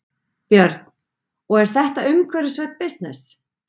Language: Icelandic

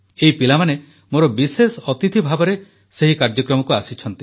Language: Odia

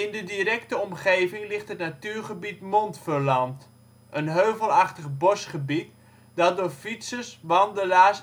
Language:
Dutch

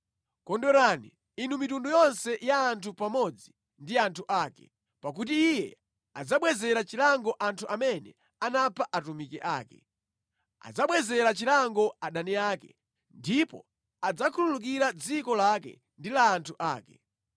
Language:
Nyanja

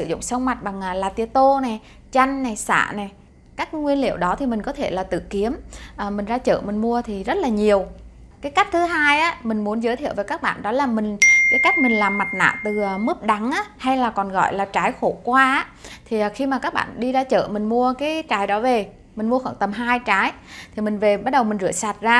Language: Vietnamese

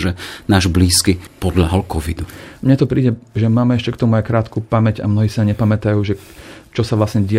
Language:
Slovak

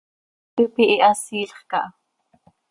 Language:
Seri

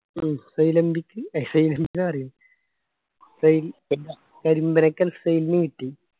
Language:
Malayalam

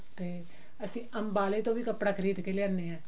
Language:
Punjabi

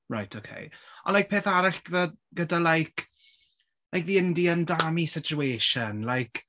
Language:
Welsh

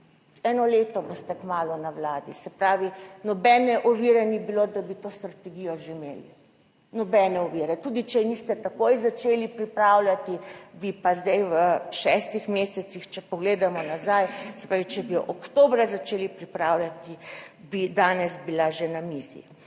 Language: Slovenian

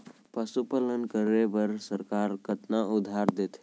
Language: Chhattisgarhi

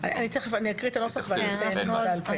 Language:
Hebrew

